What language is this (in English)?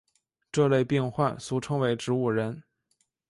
Chinese